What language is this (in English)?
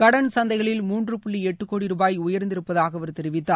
Tamil